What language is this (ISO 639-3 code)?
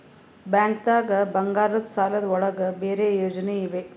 kan